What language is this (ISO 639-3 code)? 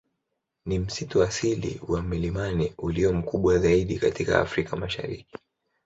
swa